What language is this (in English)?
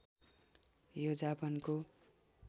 Nepali